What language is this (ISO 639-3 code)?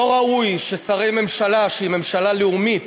heb